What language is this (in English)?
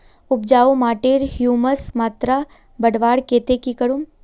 Magahi